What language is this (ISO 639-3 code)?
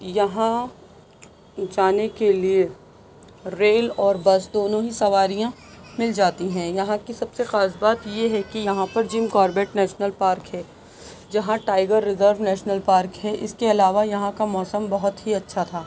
urd